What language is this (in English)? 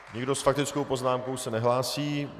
Czech